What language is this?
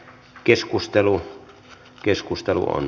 Finnish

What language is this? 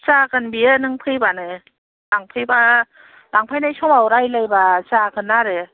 Bodo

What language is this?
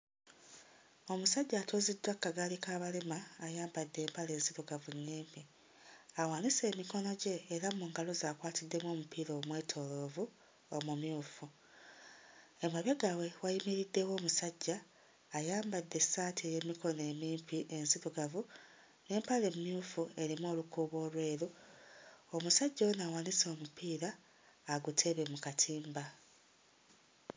Ganda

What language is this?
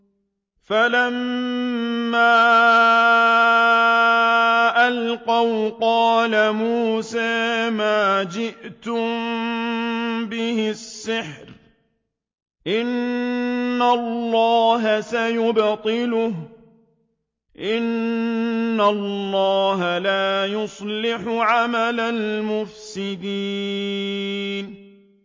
Arabic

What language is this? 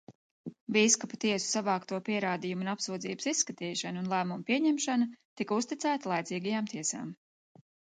Latvian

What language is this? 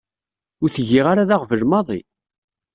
Kabyle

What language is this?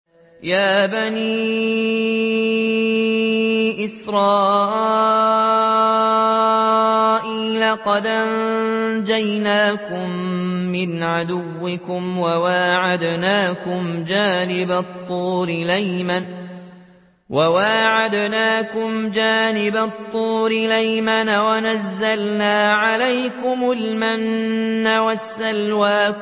Arabic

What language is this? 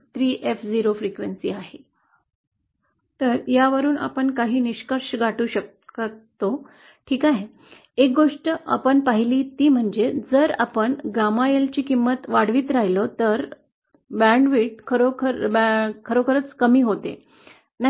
Marathi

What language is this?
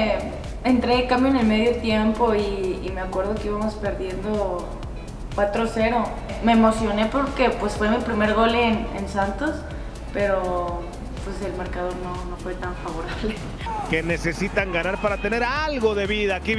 Spanish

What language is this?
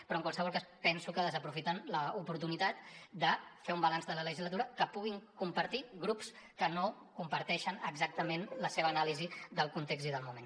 Catalan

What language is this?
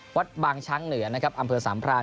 Thai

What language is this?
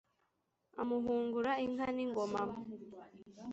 Kinyarwanda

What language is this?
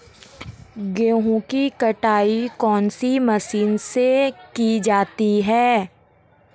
Hindi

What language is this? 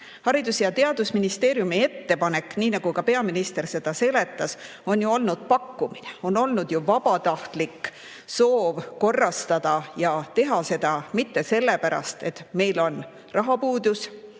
Estonian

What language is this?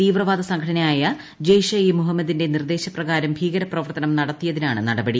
Malayalam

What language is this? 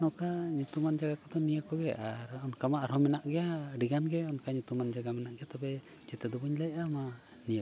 Santali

